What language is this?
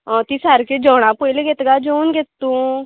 Konkani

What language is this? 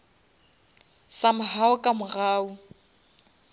Northern Sotho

